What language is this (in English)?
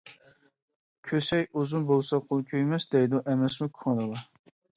Uyghur